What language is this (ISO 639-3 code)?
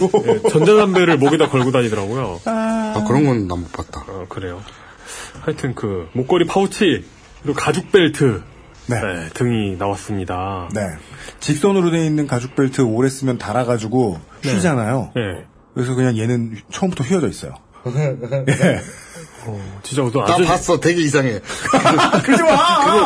kor